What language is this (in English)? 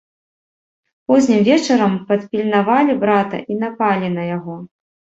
Belarusian